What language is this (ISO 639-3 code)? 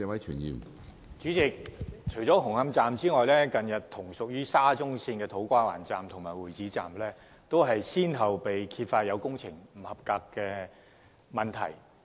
yue